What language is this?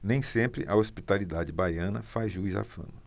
Portuguese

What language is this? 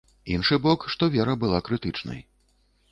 Belarusian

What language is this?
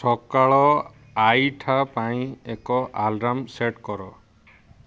Odia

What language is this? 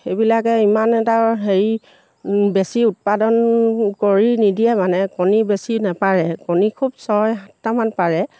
Assamese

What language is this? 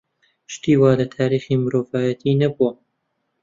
Central Kurdish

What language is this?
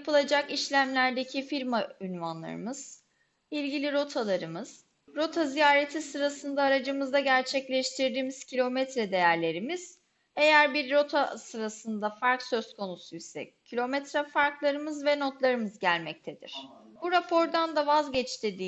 Turkish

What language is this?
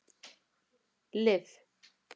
Icelandic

